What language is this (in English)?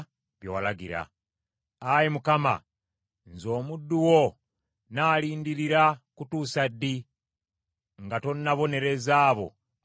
Ganda